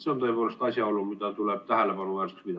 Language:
Estonian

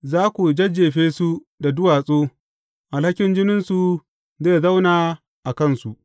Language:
Hausa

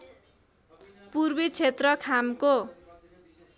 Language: Nepali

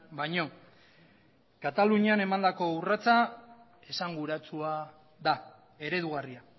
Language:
Basque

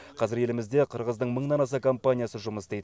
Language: Kazakh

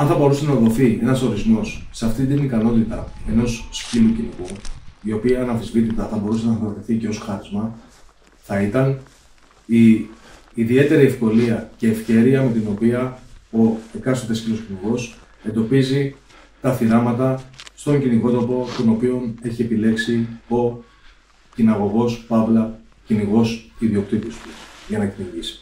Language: Greek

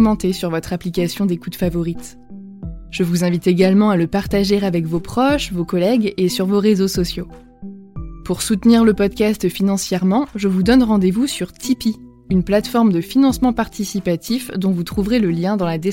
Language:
French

